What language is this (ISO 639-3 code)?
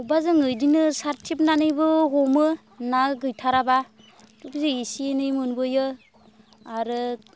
brx